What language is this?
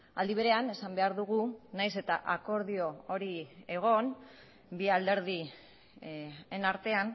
Basque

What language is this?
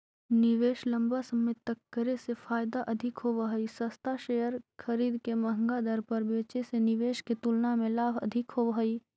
Magahi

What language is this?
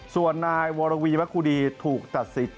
Thai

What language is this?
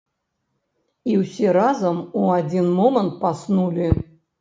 Belarusian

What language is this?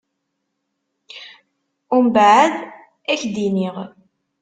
Kabyle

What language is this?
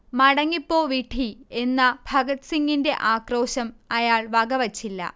Malayalam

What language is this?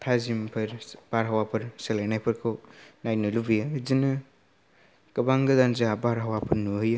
Bodo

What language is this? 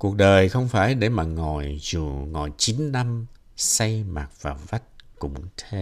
Vietnamese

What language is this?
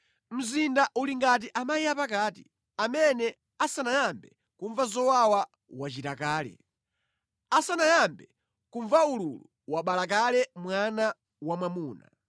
Nyanja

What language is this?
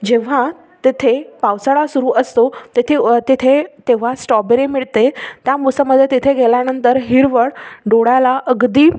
Marathi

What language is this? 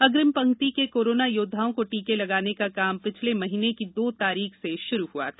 Hindi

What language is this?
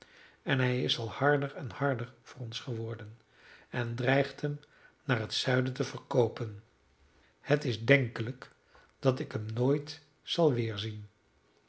Dutch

